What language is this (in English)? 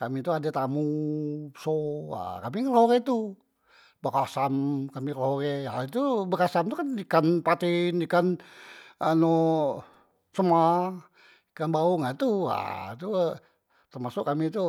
Musi